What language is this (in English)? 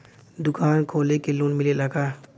Bhojpuri